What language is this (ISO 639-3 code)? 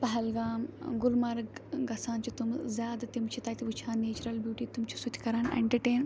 kas